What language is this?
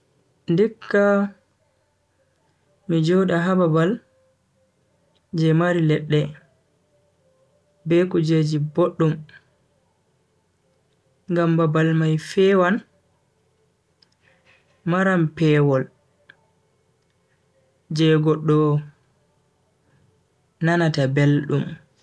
Bagirmi Fulfulde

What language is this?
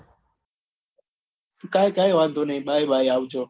Gujarati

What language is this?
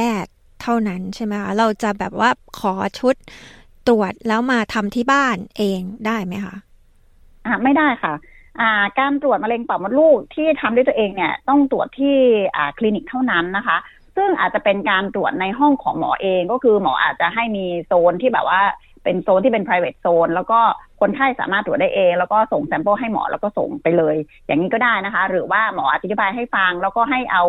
Thai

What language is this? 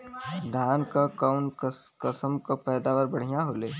Bhojpuri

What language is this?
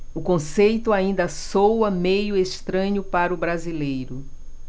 Portuguese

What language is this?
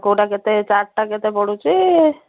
Odia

